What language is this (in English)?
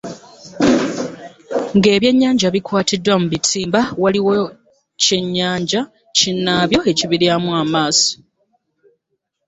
Ganda